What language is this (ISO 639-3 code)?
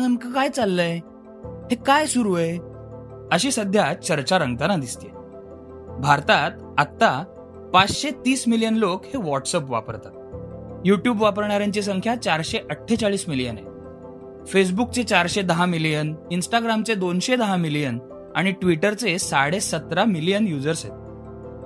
mar